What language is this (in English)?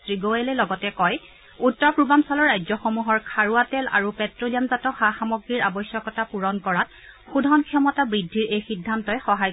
Assamese